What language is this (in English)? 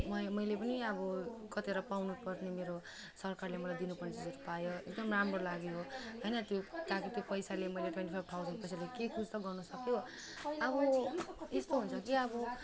Nepali